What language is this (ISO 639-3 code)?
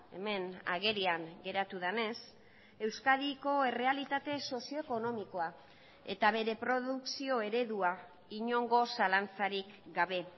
eus